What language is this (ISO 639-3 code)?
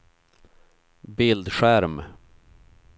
swe